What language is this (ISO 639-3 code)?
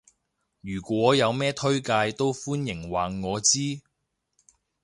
yue